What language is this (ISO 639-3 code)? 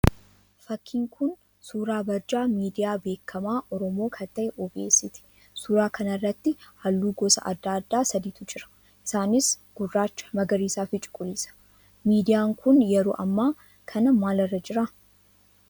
orm